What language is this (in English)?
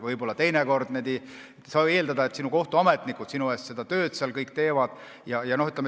Estonian